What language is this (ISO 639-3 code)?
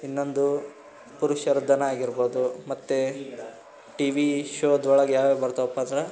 kan